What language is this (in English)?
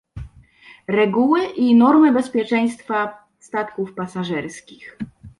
Polish